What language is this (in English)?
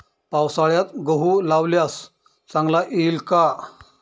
Marathi